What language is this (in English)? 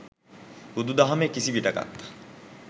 Sinhala